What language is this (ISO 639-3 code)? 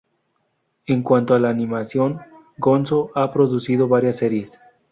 spa